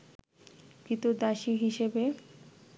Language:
Bangla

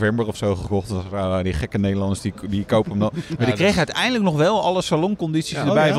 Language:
Dutch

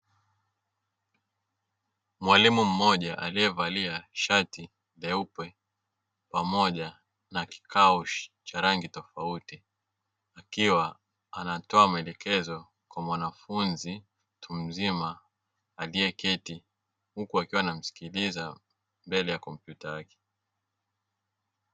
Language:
Swahili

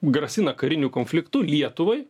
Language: Lithuanian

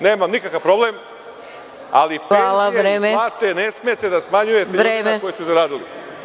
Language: Serbian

